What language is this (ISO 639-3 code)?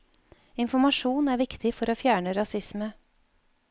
nor